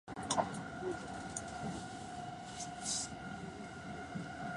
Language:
Japanese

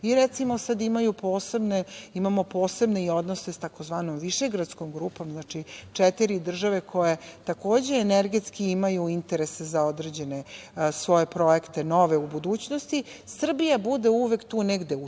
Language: Serbian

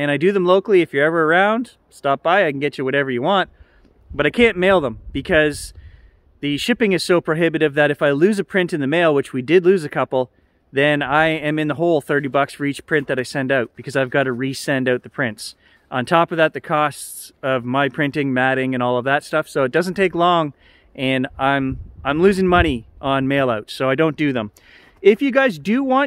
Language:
English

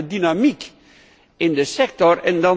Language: Dutch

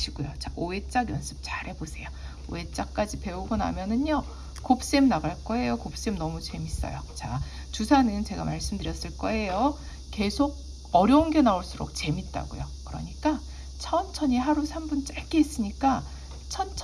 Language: Korean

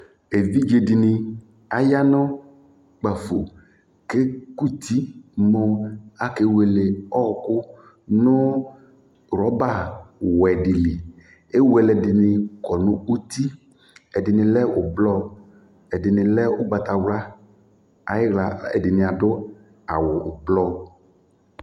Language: Ikposo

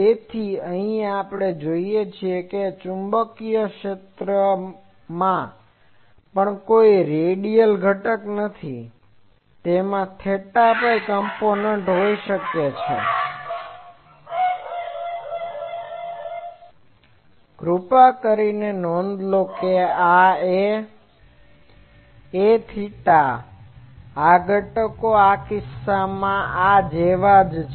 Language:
Gujarati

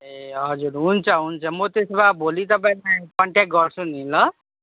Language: Nepali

